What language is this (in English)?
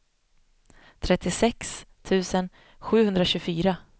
Swedish